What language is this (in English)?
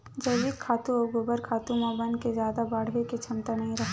Chhattisgarhi